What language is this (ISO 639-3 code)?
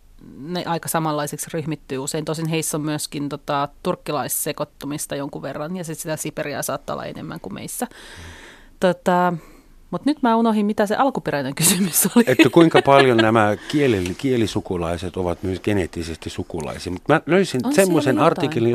fin